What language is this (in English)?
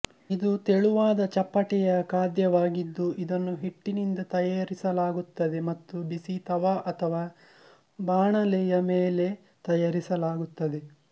Kannada